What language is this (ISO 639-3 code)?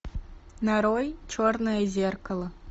rus